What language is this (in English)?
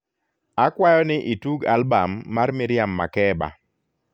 Luo (Kenya and Tanzania)